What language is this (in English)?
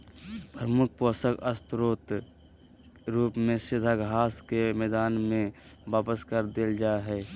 Magahi